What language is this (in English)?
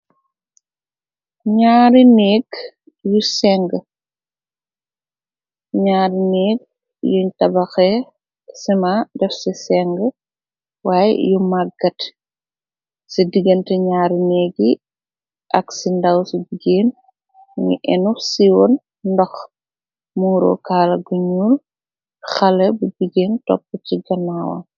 Wolof